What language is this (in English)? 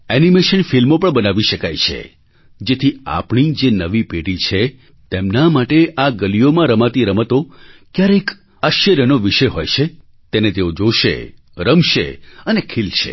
Gujarati